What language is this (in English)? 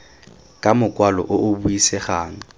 Tswana